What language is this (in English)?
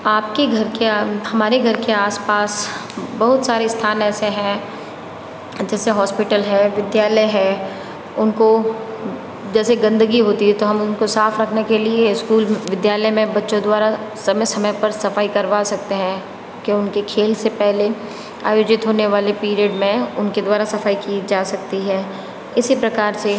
Hindi